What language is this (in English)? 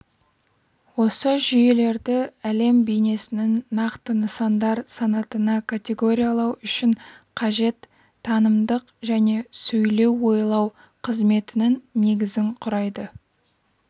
Kazakh